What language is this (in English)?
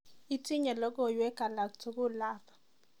Kalenjin